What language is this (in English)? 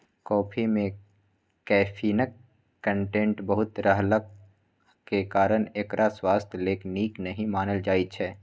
Maithili